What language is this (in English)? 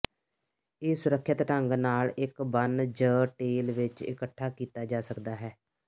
Punjabi